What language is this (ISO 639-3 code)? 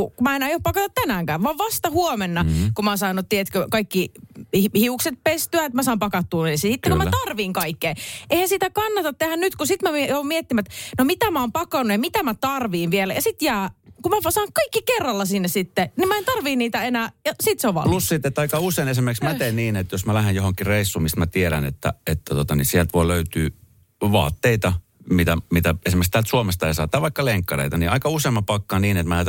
fin